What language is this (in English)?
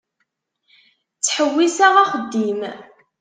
Kabyle